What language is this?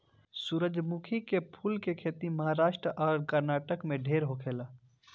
Bhojpuri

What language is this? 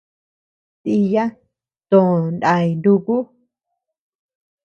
Tepeuxila Cuicatec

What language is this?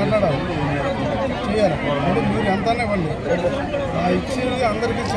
Korean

